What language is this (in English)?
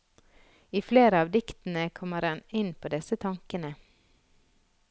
Norwegian